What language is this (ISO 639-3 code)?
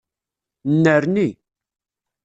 kab